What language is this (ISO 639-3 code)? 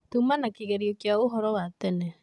kik